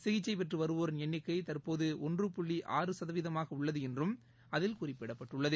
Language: Tamil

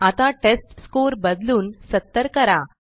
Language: Marathi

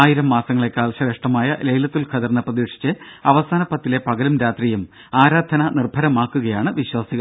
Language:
Malayalam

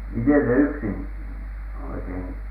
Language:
Finnish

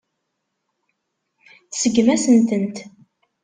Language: Kabyle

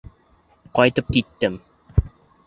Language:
Bashkir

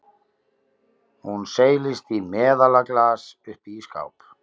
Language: Icelandic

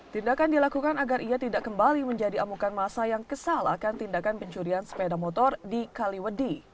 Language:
Indonesian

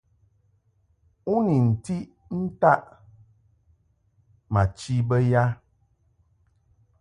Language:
Mungaka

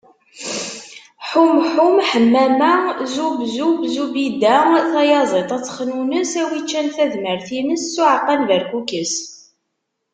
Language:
Kabyle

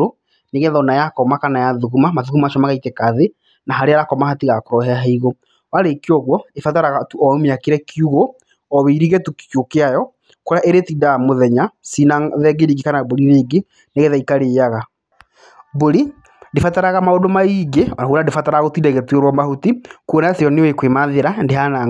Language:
Kikuyu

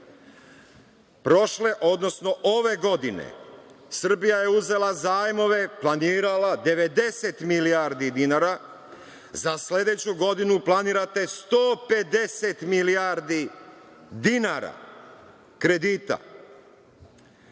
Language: Serbian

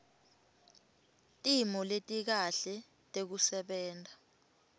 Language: Swati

